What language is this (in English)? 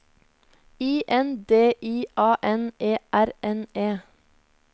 Norwegian